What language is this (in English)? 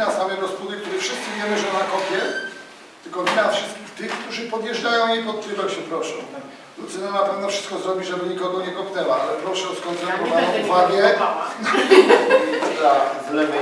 Polish